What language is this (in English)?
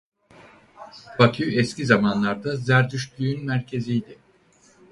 Turkish